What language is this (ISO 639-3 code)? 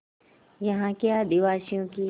hin